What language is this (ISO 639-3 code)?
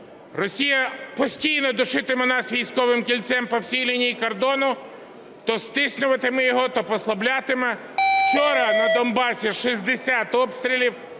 ukr